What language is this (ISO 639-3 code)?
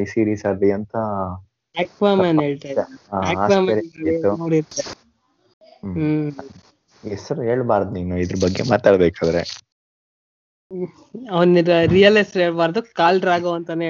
kan